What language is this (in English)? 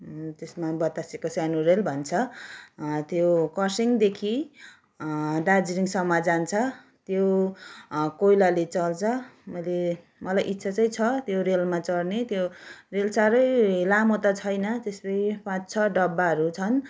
Nepali